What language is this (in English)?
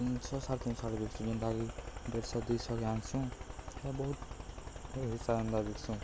Odia